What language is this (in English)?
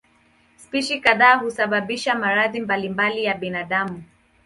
Swahili